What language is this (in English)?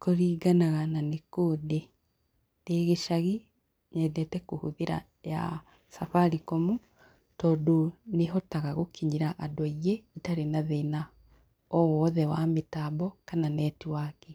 Kikuyu